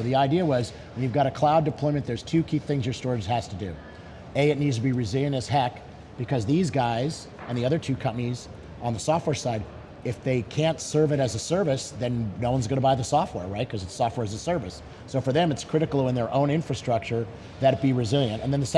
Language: English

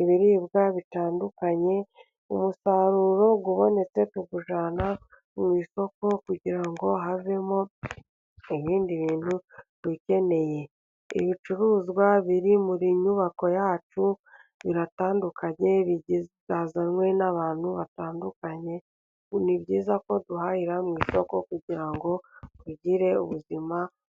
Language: Kinyarwanda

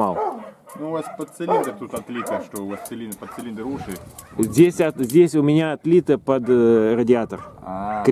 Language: Russian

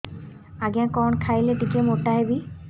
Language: Odia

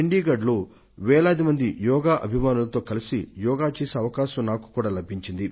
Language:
Telugu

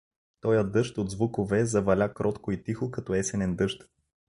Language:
Bulgarian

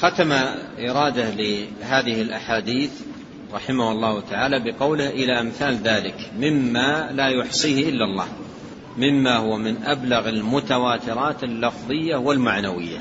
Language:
Arabic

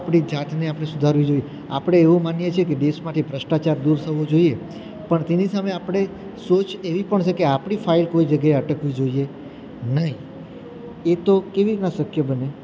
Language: Gujarati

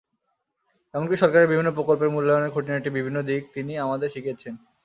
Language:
Bangla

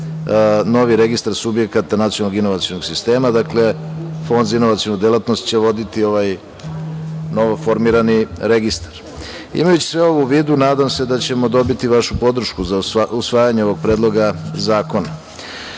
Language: Serbian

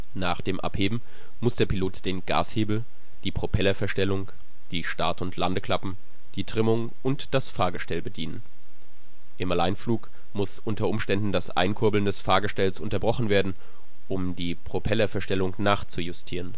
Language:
German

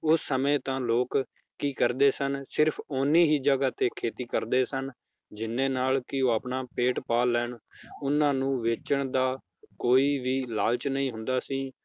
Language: Punjabi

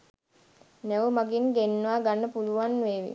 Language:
Sinhala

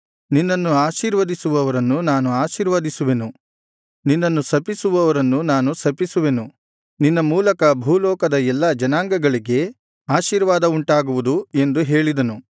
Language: Kannada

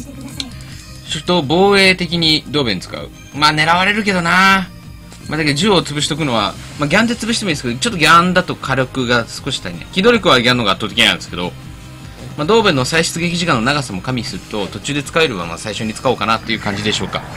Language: Japanese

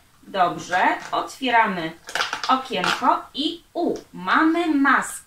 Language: Polish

